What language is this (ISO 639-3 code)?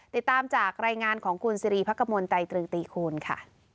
tha